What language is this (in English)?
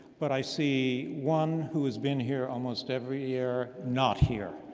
English